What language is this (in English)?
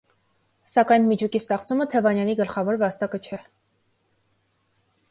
Armenian